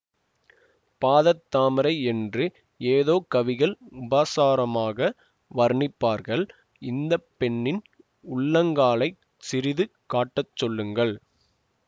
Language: Tamil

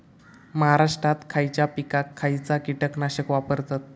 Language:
Marathi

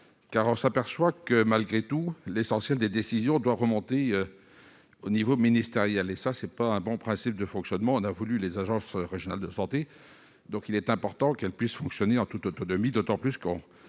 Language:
French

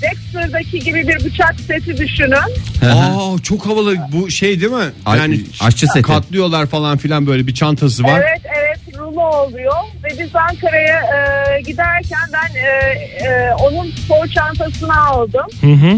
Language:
Turkish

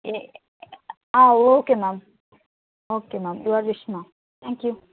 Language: Tamil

